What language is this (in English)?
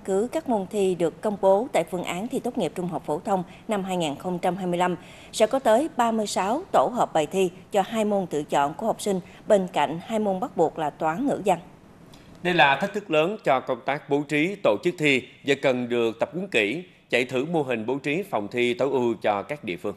Vietnamese